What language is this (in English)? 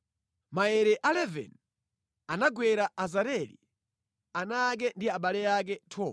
Nyanja